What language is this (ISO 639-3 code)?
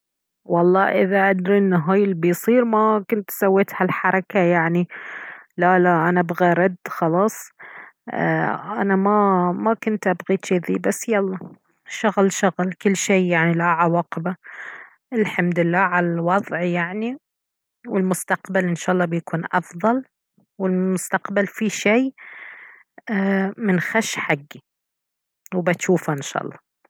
abv